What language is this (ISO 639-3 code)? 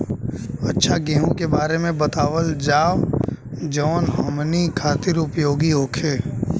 bho